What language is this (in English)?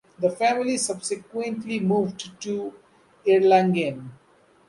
English